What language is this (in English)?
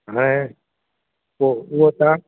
Sindhi